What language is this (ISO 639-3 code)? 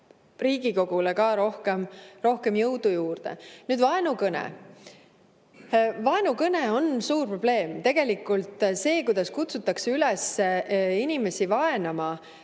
est